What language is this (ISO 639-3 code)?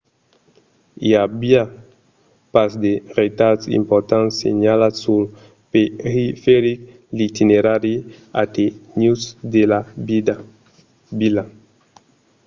oci